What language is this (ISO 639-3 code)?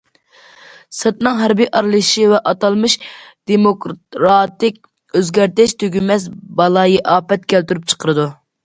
uig